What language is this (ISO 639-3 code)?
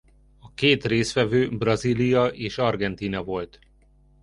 hun